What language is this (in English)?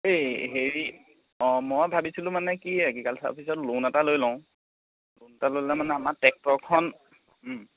Assamese